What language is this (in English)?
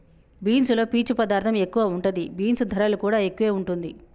Telugu